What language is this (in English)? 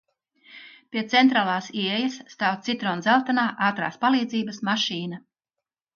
Latvian